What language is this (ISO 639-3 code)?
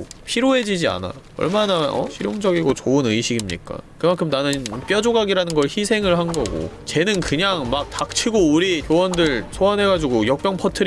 kor